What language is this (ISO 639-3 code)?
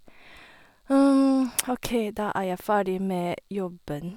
nor